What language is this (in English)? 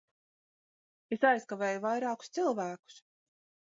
Latvian